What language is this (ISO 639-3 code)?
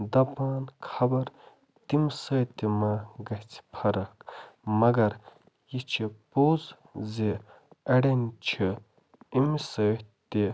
kas